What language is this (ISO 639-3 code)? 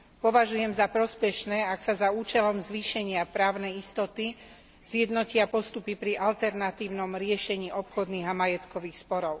slk